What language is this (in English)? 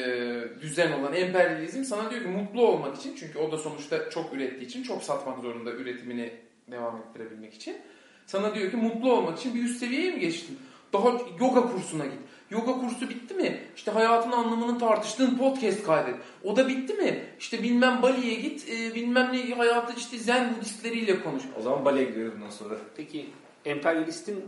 Turkish